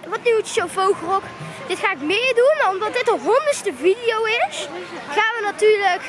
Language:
Dutch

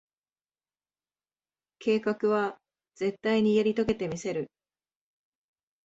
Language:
Japanese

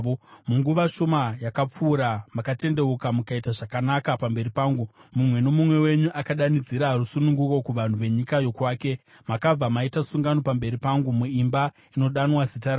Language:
Shona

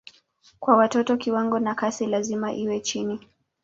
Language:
Swahili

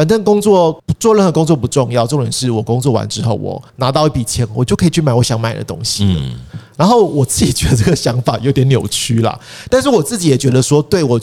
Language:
Chinese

